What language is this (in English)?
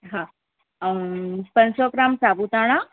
Sindhi